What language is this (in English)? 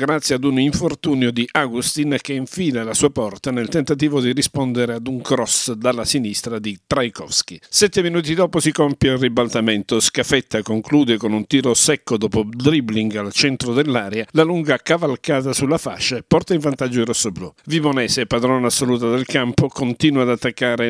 Italian